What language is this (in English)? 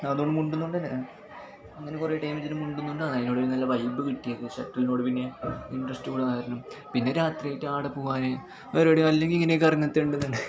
Malayalam